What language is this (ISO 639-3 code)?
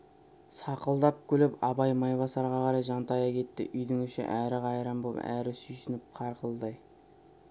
kaz